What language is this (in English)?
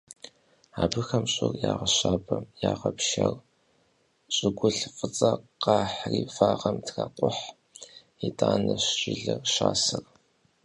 Kabardian